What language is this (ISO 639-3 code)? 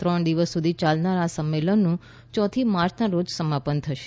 guj